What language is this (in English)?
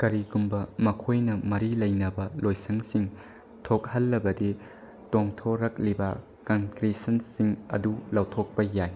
Manipuri